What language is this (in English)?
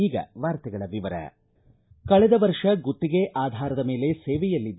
Kannada